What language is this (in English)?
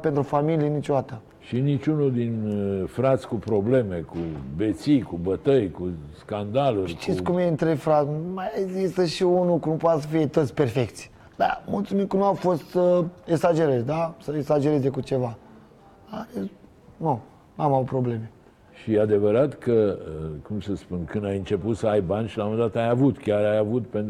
Romanian